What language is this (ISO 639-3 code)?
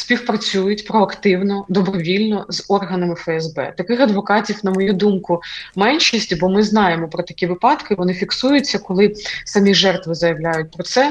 ukr